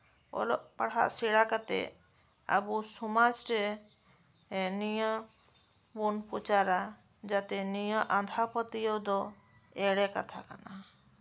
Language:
Santali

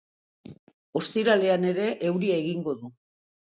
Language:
Basque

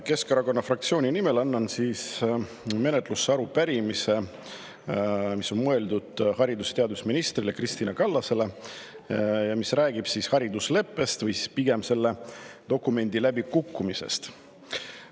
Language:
Estonian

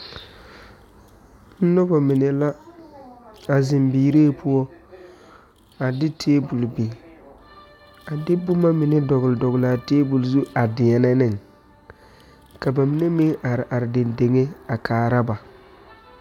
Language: Southern Dagaare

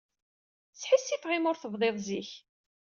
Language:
Kabyle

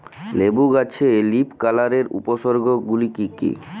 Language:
Bangla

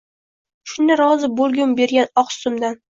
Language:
Uzbek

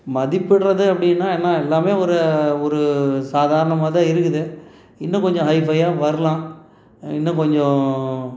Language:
Tamil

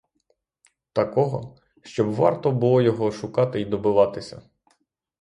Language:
Ukrainian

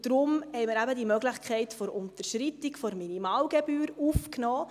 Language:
Swiss German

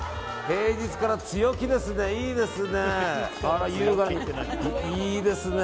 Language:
Japanese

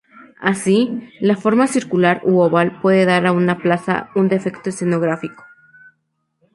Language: Spanish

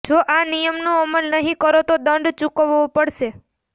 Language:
Gujarati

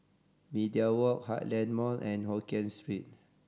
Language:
English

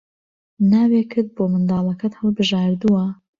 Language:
Central Kurdish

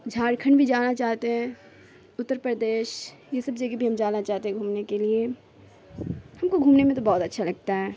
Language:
Urdu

